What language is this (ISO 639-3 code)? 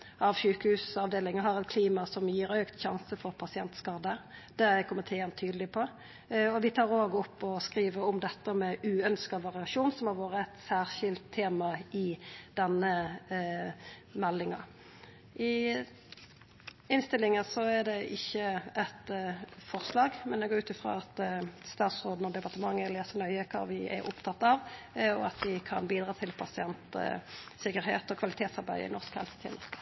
nno